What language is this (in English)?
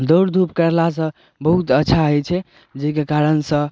Maithili